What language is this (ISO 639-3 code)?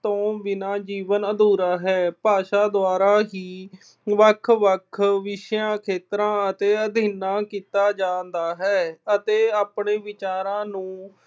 pan